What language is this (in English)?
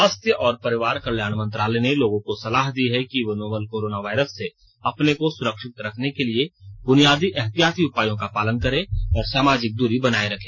Hindi